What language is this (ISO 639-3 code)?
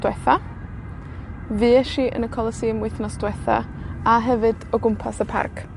cym